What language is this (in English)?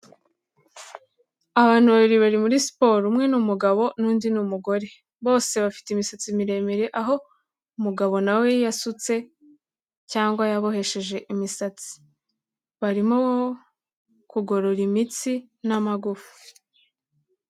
Kinyarwanda